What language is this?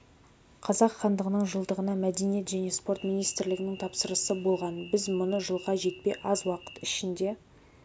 Kazakh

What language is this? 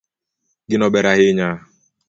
Luo (Kenya and Tanzania)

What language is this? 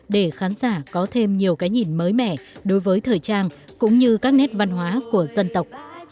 Vietnamese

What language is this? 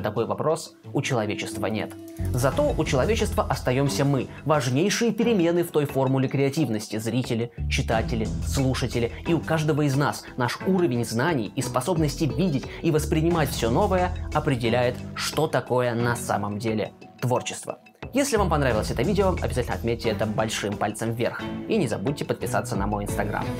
Russian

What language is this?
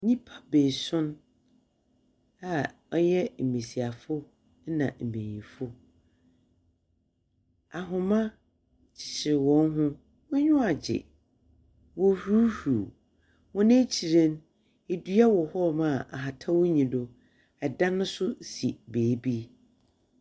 Akan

